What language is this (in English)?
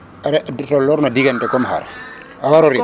Serer